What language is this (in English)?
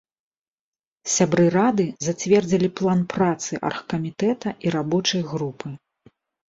Belarusian